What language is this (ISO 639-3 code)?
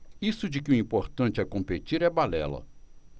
por